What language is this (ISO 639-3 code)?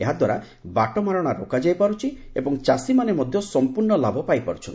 ori